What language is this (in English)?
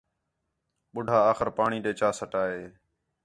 Khetrani